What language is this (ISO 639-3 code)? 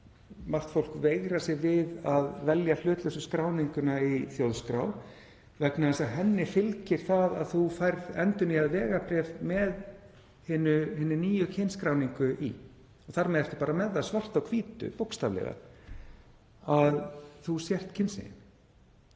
isl